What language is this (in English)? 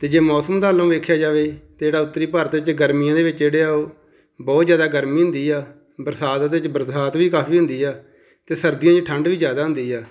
Punjabi